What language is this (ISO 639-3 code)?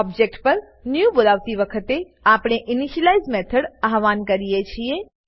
guj